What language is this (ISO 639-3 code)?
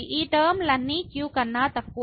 tel